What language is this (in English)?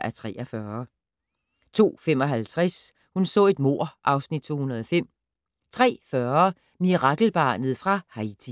Danish